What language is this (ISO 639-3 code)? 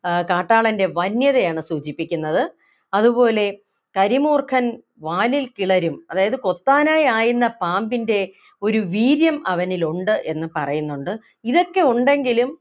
mal